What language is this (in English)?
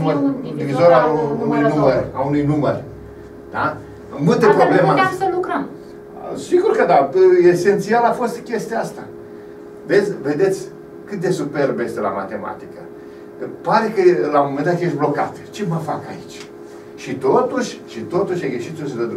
Romanian